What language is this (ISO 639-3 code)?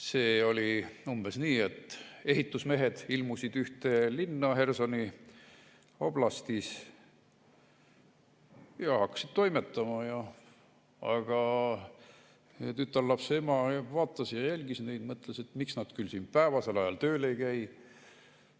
est